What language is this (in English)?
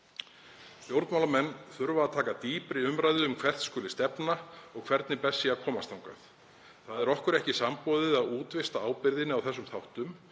Icelandic